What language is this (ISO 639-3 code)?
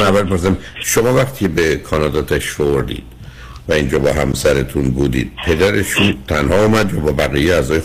fas